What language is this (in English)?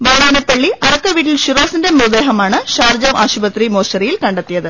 Malayalam